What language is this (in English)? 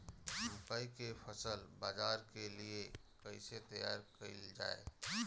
Bhojpuri